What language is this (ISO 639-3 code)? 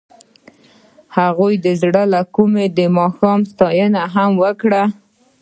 pus